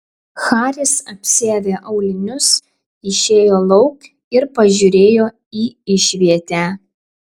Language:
Lithuanian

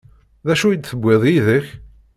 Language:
Kabyle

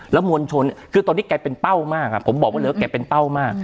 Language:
Thai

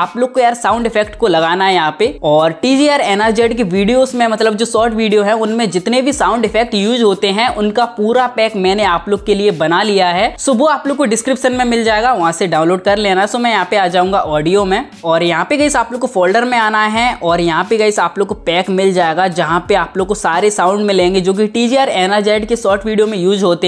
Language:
Hindi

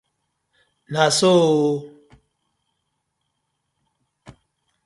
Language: Nigerian Pidgin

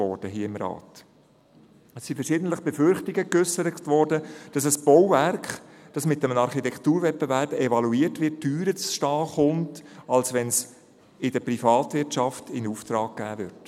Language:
Swiss German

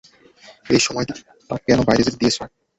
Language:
Bangla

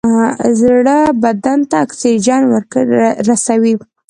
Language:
Pashto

